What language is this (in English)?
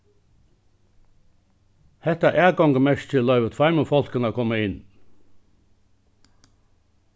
Faroese